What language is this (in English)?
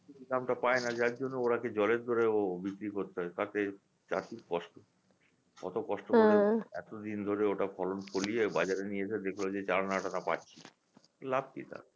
Bangla